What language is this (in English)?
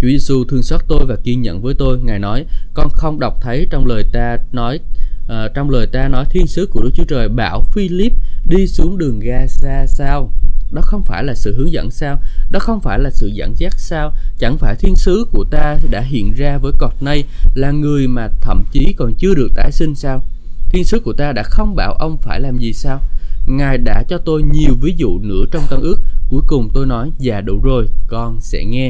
Vietnamese